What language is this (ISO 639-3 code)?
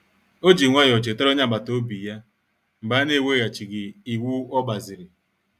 ibo